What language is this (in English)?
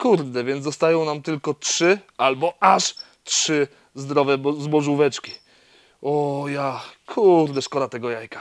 Polish